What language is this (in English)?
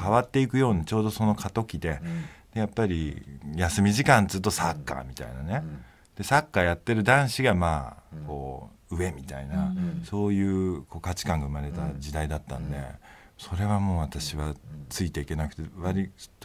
Japanese